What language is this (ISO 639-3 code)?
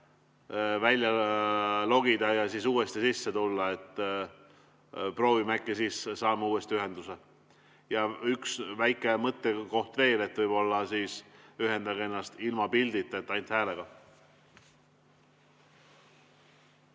est